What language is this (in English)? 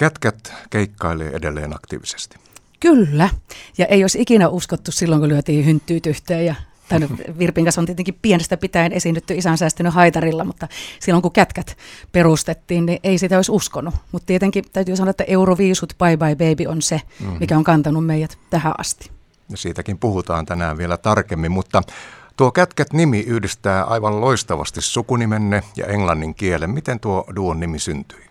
Finnish